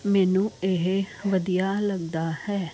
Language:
Punjabi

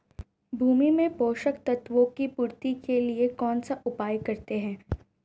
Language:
Hindi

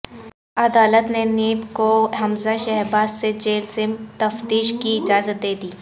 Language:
Urdu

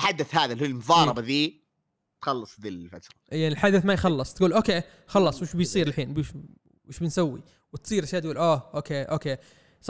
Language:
Arabic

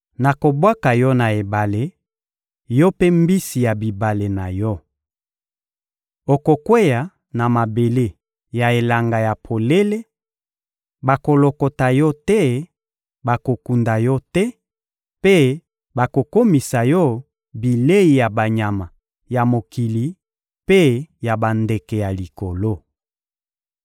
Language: Lingala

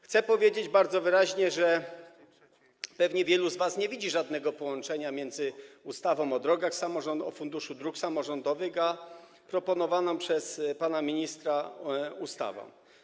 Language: Polish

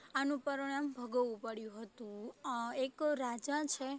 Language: Gujarati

